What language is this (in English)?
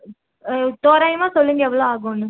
Tamil